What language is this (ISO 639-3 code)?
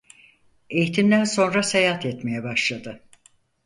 tur